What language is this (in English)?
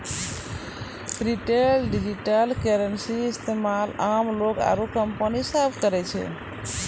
Maithili